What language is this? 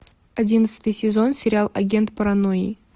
Russian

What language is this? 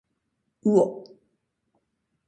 Japanese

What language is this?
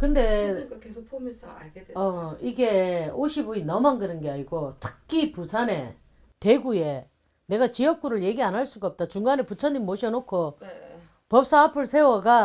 Korean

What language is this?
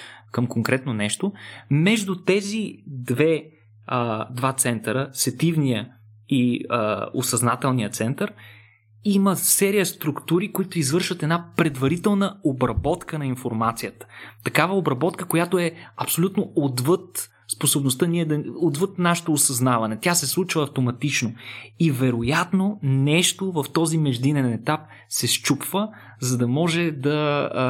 Bulgarian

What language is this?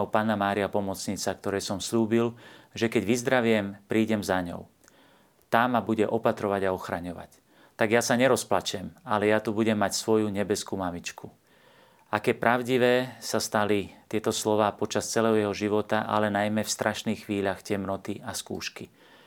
Slovak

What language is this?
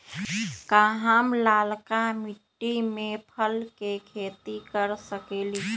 Magahi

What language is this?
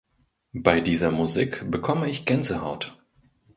German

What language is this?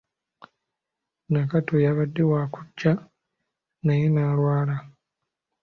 Ganda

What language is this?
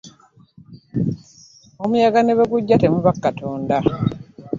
Ganda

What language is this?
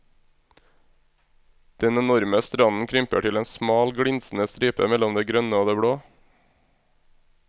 Norwegian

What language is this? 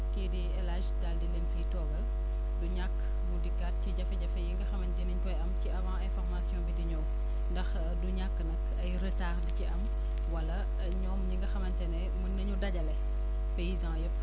Wolof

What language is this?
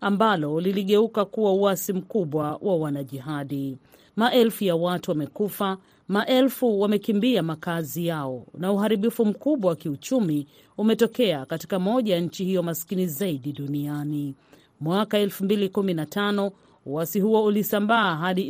Swahili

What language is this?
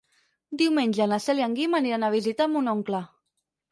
Catalan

